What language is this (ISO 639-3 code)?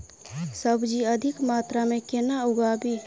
mai